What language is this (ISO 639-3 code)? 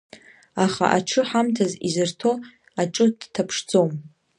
abk